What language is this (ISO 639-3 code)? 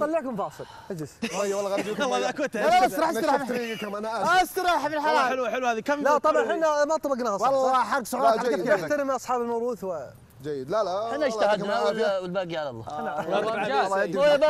ara